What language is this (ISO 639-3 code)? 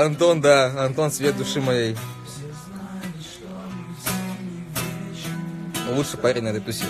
rus